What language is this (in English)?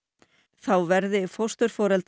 Icelandic